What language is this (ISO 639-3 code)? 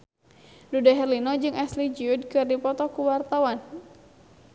sun